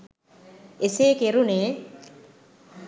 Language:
Sinhala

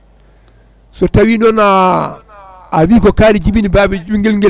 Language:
Fula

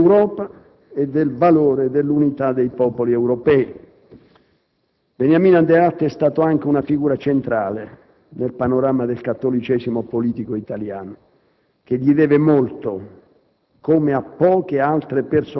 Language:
Italian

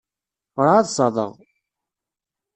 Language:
Kabyle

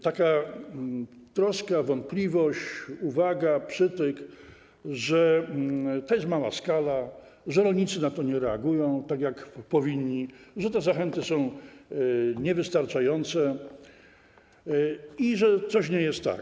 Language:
Polish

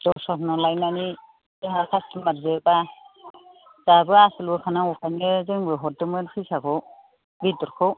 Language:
Bodo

